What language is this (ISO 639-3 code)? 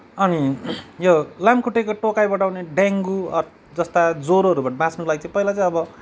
nep